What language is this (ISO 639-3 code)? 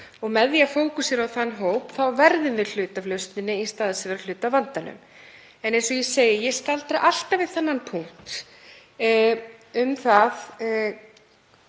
isl